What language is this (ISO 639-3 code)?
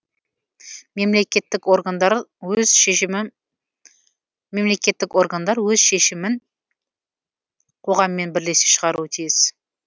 kaz